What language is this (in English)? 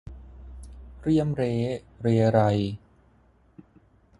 Thai